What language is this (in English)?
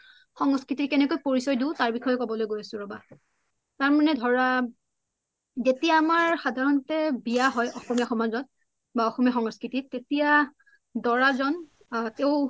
Assamese